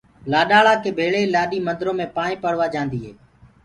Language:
Gurgula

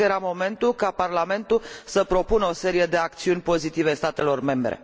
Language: Romanian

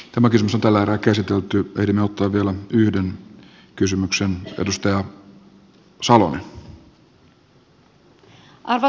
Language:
Finnish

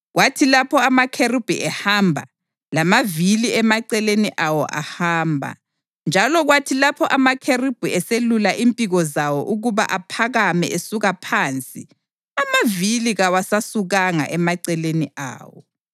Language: North Ndebele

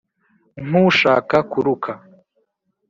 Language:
Kinyarwanda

